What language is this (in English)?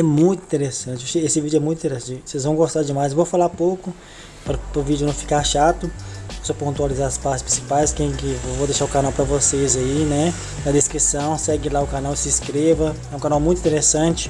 Portuguese